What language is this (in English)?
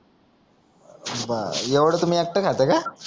Marathi